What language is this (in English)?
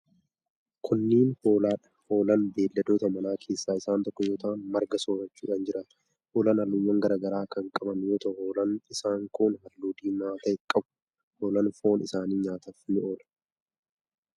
Oromo